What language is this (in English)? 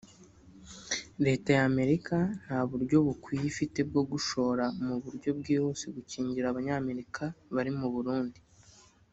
Kinyarwanda